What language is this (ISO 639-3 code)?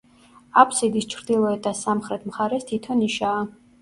kat